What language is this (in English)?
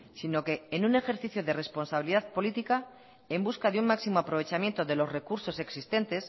Spanish